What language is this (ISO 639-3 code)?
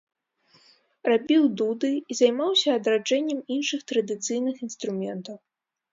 bel